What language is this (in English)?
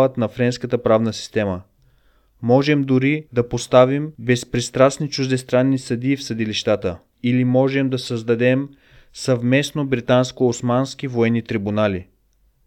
Bulgarian